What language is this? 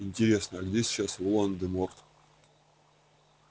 Russian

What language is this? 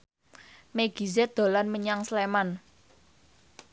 Javanese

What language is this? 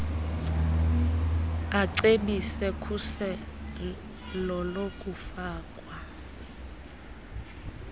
Xhosa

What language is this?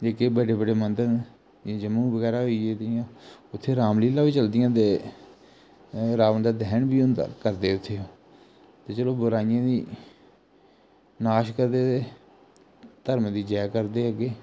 Dogri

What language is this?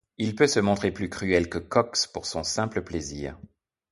French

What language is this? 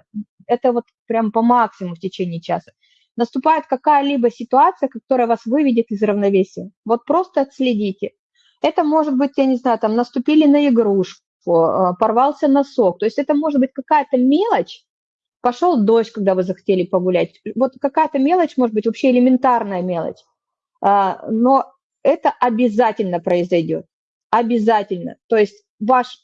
Russian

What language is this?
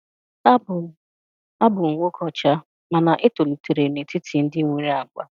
Igbo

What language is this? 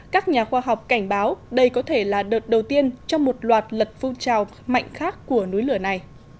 Vietnamese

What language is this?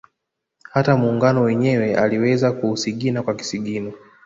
Swahili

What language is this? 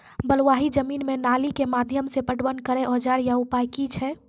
Maithili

